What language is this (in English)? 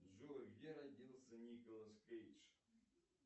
Russian